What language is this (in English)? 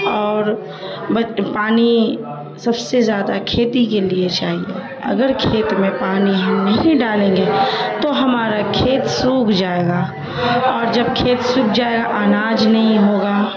Urdu